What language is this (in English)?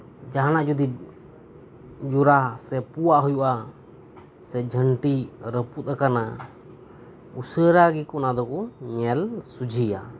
Santali